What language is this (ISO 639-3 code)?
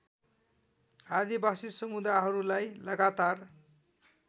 nep